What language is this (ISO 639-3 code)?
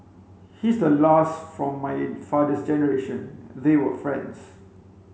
eng